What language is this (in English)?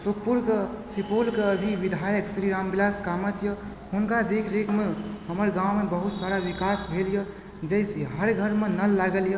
Maithili